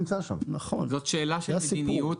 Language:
Hebrew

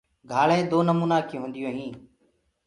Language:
Gurgula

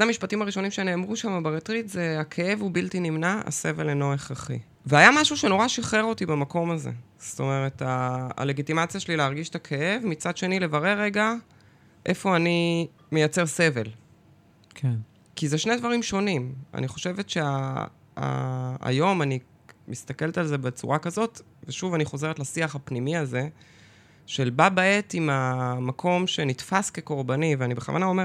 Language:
Hebrew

